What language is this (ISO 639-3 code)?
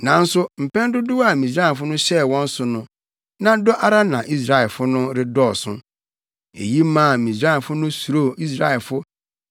aka